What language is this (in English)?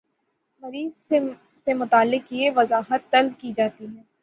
Urdu